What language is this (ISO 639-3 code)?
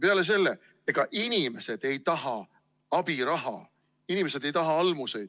est